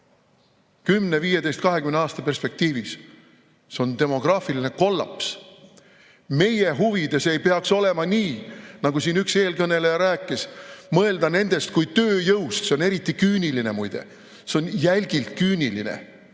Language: Estonian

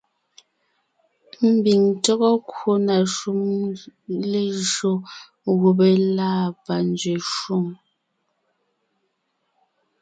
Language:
Ngiemboon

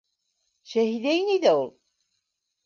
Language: Bashkir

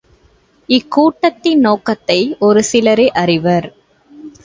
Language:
Tamil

